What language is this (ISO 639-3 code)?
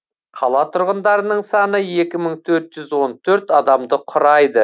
kaz